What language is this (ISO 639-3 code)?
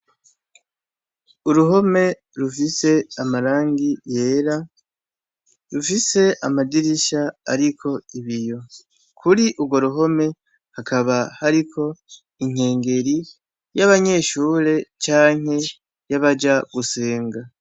run